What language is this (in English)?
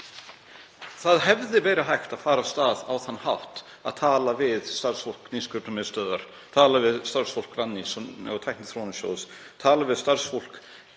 Icelandic